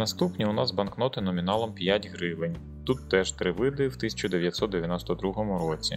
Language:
Ukrainian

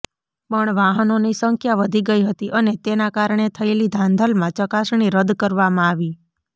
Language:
Gujarati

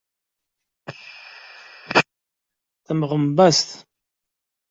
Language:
Kabyle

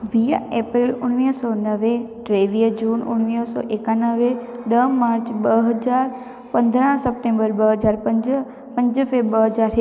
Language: Sindhi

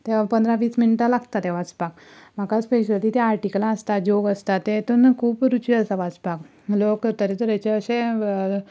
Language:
Konkani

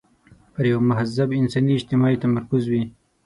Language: Pashto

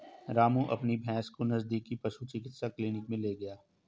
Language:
Hindi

